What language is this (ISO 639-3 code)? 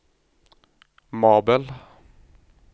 nor